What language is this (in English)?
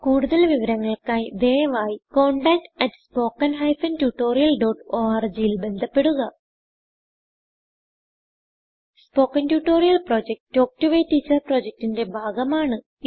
Malayalam